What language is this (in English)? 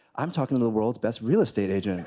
English